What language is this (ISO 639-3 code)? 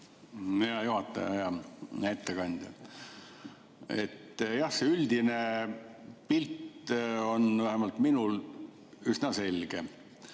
est